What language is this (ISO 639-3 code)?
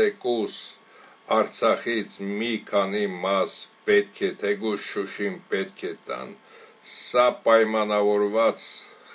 ron